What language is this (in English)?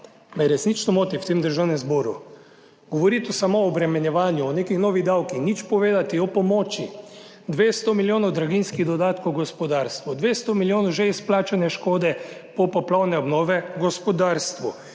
Slovenian